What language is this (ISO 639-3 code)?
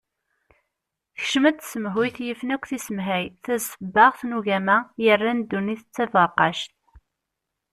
kab